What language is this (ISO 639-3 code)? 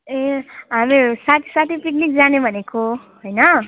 nep